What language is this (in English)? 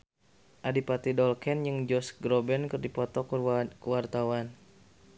Sundanese